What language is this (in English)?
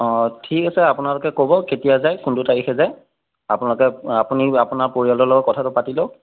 Assamese